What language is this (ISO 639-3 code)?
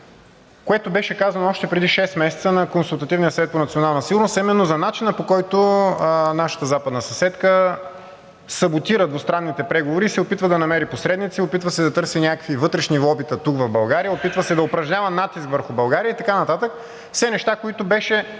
bul